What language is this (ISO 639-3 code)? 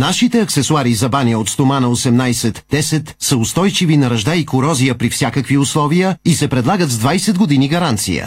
bul